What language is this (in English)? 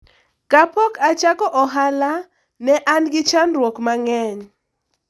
Luo (Kenya and Tanzania)